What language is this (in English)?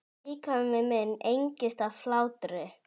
Icelandic